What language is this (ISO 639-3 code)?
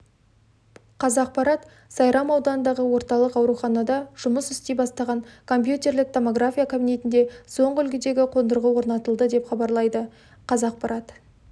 kaz